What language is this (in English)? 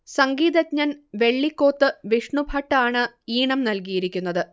Malayalam